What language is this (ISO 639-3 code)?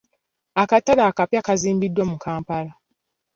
lug